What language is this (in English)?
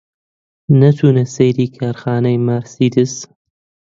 Central Kurdish